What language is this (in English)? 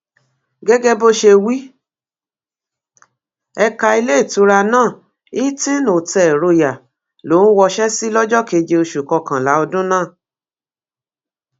Yoruba